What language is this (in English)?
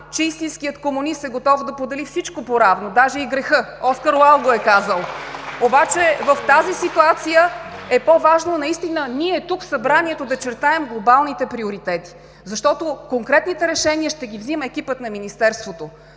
Bulgarian